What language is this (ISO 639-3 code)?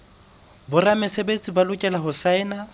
sot